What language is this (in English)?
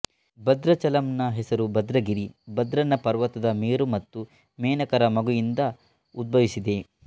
Kannada